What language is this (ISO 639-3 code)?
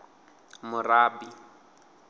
ven